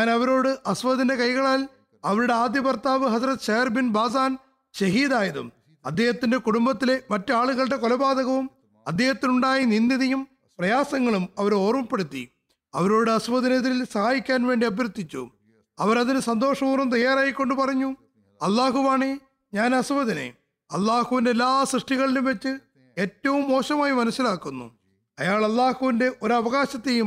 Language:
Malayalam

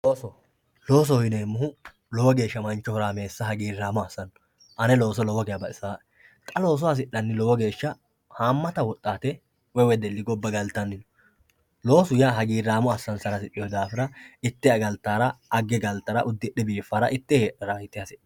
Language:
Sidamo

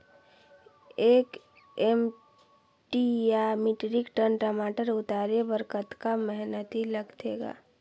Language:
Chhattisgarhi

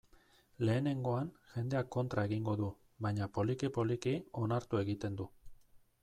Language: Basque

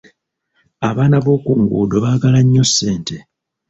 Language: Ganda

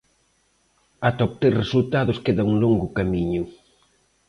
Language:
Galician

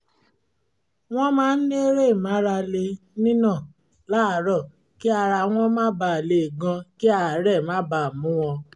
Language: Yoruba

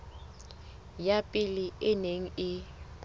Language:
Southern Sotho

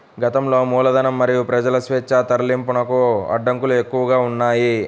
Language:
Telugu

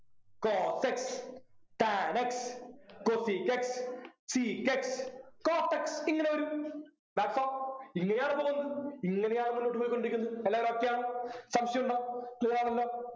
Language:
Malayalam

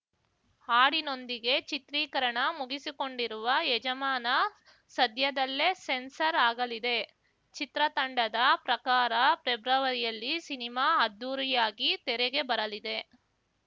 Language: Kannada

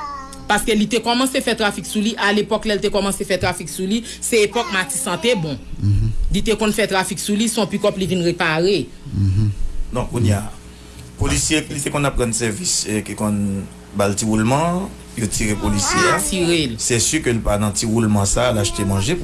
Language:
French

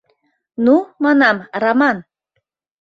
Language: Mari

